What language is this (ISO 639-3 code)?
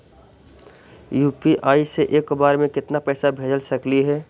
mag